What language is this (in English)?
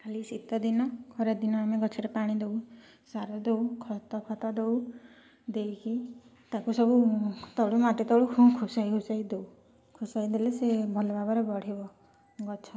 Odia